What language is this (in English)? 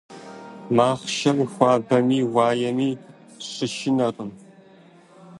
Kabardian